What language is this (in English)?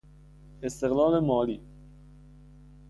Persian